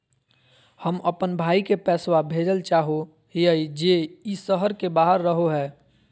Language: Magahi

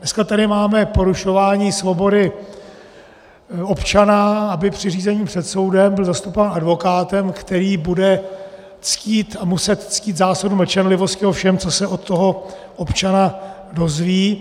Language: Czech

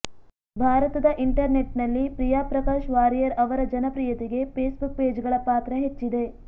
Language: Kannada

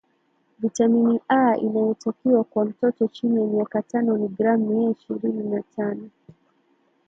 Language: Swahili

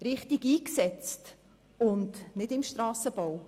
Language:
Swiss German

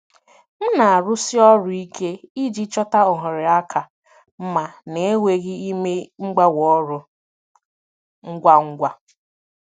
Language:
Igbo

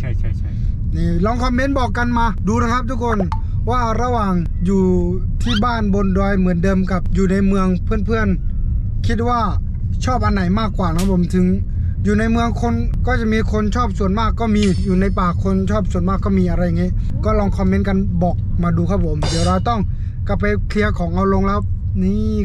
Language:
Thai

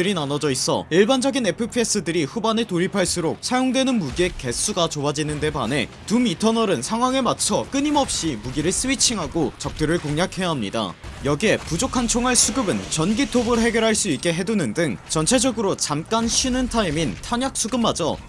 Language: Korean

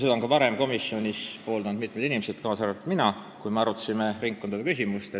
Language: Estonian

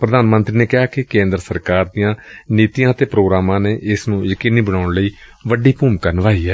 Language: Punjabi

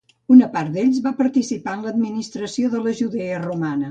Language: Catalan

